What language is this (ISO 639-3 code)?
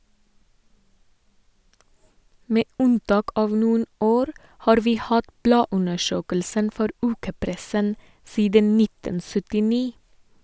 nor